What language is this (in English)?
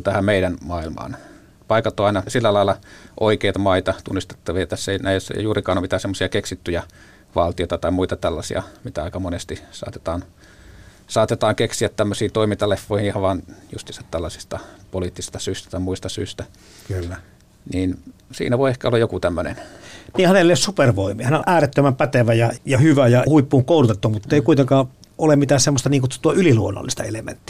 Finnish